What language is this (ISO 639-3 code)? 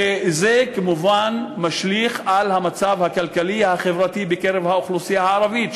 heb